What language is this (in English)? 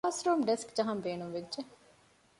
Divehi